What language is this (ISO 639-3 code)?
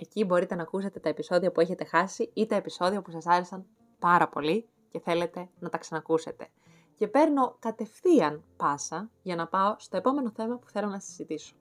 ell